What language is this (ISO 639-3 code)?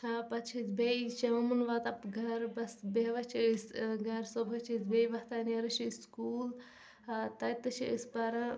kas